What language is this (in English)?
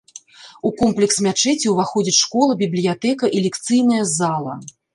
Belarusian